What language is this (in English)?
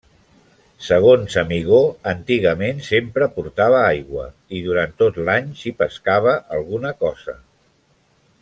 Catalan